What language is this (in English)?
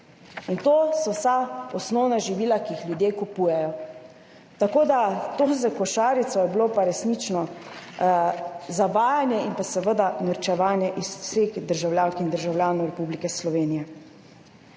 Slovenian